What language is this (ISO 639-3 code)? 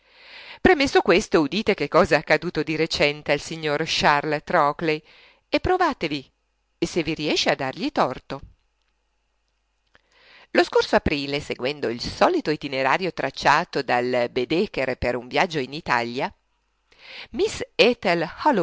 ita